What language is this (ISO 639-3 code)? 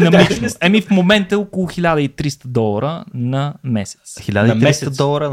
bul